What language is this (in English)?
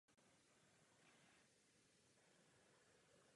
Czech